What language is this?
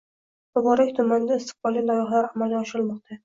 Uzbek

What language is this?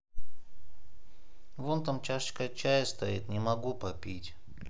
Russian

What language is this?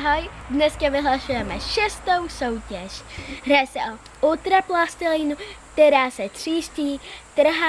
Czech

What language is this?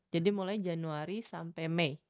Indonesian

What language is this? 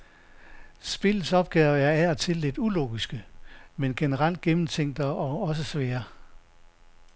Danish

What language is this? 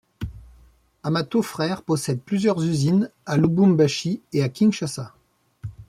French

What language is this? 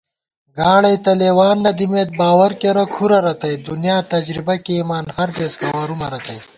Gawar-Bati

